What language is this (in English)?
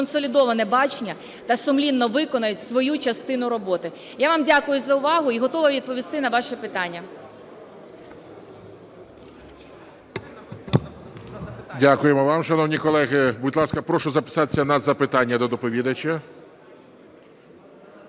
Ukrainian